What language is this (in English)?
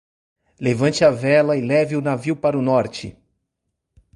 Portuguese